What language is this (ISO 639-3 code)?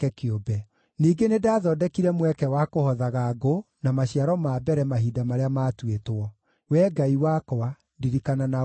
kik